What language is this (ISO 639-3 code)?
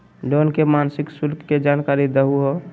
mag